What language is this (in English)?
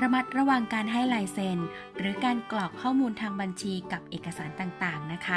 Thai